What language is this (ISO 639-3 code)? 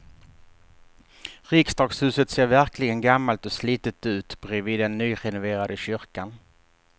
swe